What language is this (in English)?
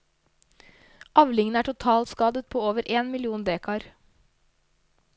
Norwegian